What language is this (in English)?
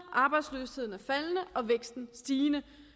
Danish